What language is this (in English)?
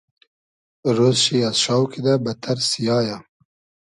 Hazaragi